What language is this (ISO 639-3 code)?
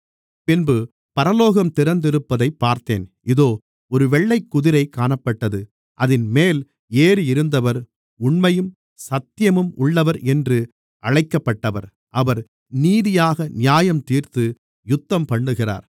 tam